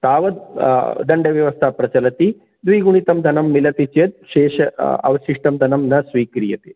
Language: Sanskrit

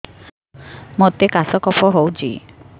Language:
Odia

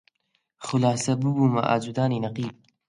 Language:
Central Kurdish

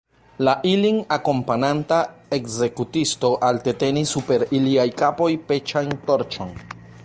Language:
Esperanto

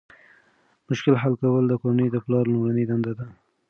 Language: Pashto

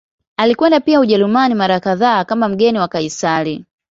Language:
Swahili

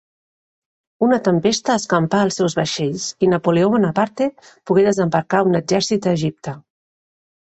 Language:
Catalan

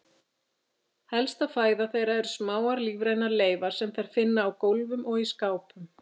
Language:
Icelandic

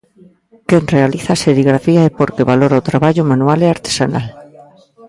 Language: Galician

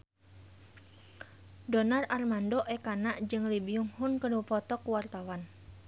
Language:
Sundanese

